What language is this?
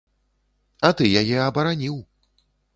Belarusian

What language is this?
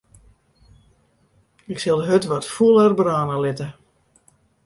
Western Frisian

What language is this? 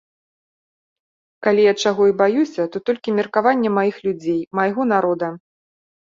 Belarusian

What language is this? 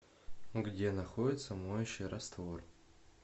Russian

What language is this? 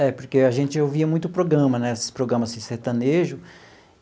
Portuguese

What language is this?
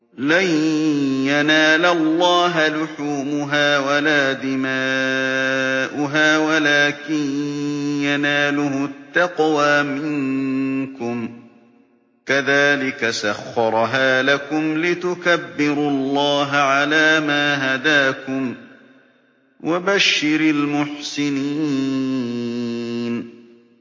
Arabic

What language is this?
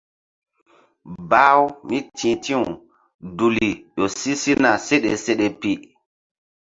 Mbum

